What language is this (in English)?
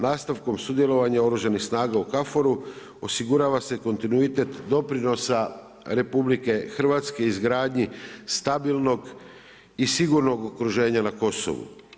Croatian